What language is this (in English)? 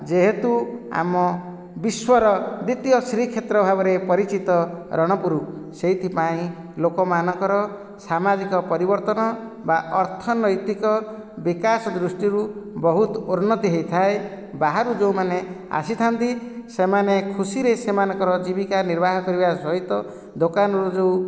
Odia